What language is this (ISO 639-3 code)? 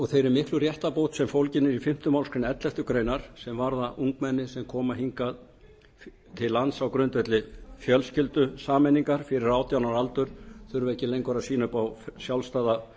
isl